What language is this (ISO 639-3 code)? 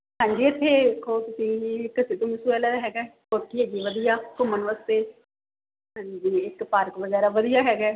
pan